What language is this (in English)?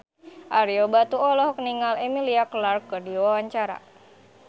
Sundanese